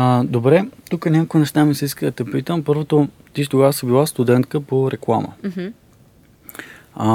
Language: Bulgarian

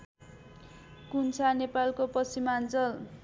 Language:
Nepali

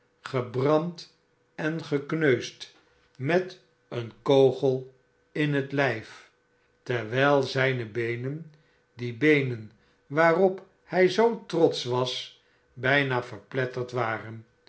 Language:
Dutch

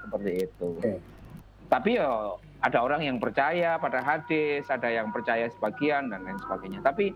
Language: Indonesian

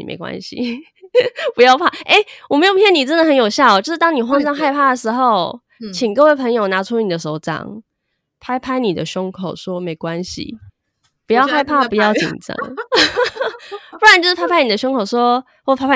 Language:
Chinese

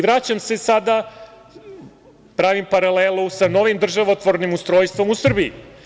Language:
Serbian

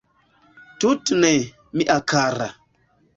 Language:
Esperanto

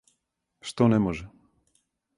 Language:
Serbian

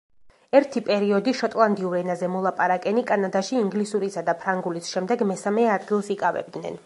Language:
Georgian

